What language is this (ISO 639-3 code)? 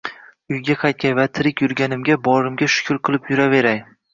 uzb